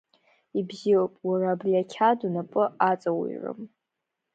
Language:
Abkhazian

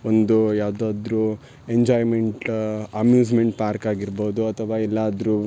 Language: Kannada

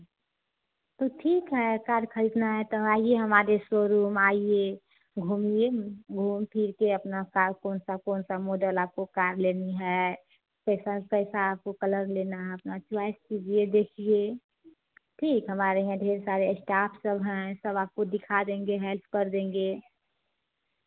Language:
Hindi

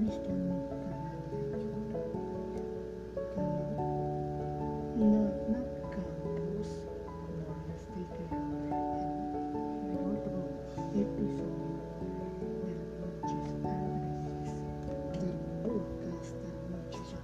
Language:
Spanish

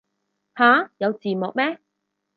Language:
Cantonese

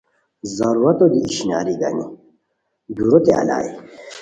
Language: Khowar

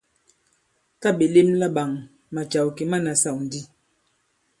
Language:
Bankon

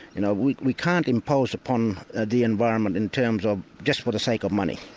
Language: English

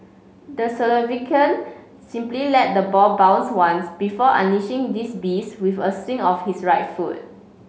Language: English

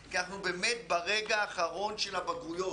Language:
Hebrew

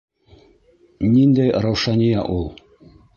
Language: Bashkir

